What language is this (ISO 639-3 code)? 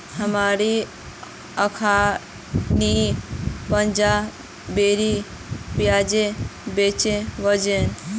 mag